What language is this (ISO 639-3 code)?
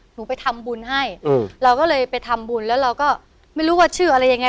tha